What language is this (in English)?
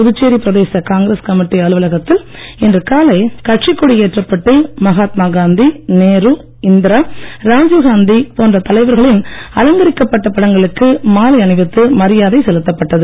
Tamil